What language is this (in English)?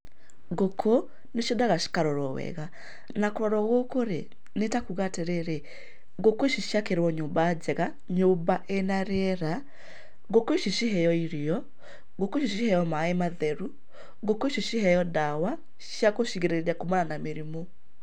Kikuyu